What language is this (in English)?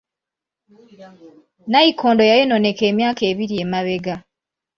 Ganda